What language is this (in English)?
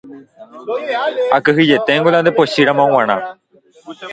Guarani